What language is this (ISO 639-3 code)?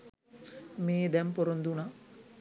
sin